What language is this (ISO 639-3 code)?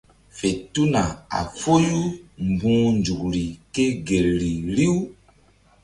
mdd